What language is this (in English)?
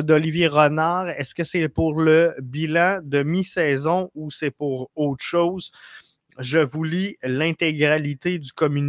French